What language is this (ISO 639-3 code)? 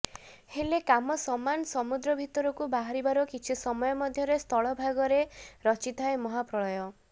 ori